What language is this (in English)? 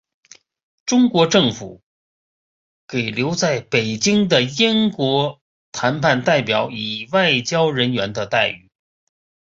Chinese